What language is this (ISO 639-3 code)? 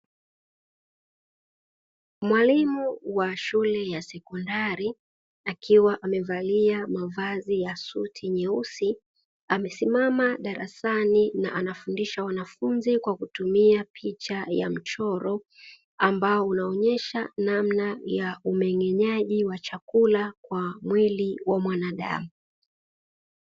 swa